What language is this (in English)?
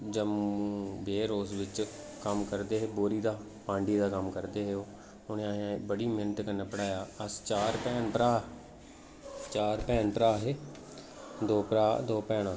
Dogri